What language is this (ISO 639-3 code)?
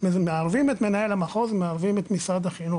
heb